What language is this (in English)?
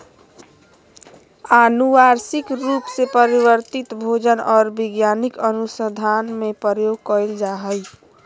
Magahi